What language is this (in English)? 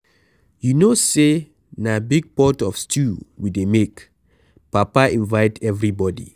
Nigerian Pidgin